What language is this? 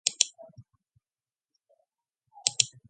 Mongolian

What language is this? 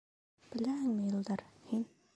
Bashkir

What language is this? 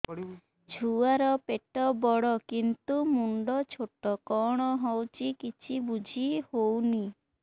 Odia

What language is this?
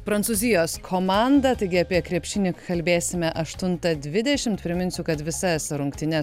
Lithuanian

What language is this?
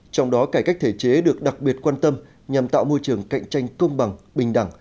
Vietnamese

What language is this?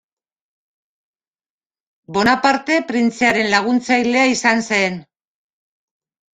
Basque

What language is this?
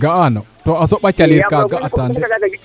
Serer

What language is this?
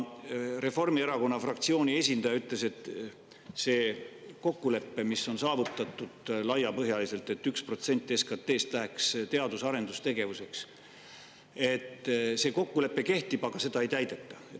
Estonian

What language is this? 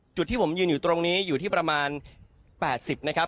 Thai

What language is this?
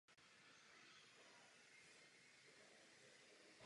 Czech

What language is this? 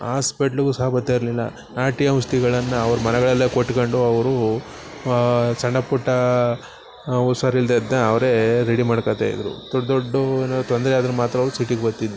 Kannada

